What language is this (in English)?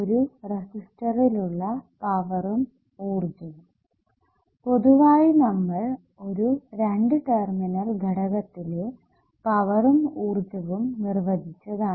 Malayalam